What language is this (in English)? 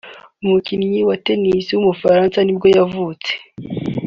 Kinyarwanda